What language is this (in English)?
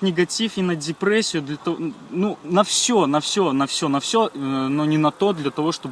Russian